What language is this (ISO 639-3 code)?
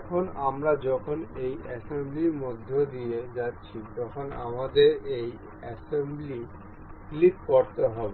ben